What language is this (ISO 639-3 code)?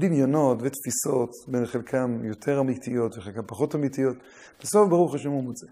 heb